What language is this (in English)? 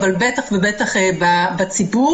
Hebrew